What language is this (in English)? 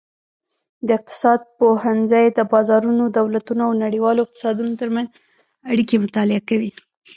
Pashto